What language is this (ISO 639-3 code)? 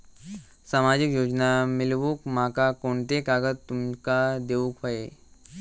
mar